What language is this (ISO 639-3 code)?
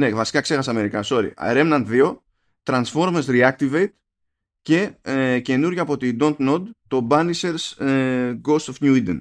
ell